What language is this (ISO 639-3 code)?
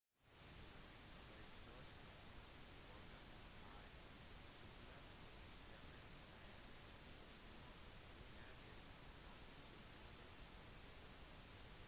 nob